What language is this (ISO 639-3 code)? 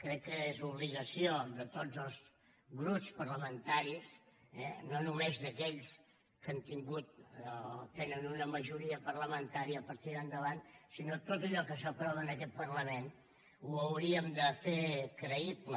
cat